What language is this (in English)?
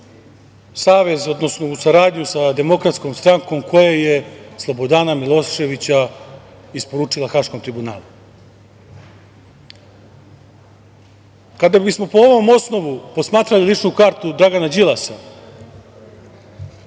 Serbian